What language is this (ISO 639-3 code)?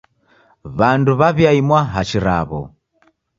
dav